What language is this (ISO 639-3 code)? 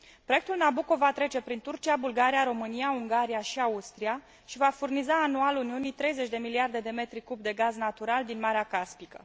ron